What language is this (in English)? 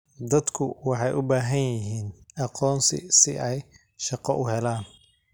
Somali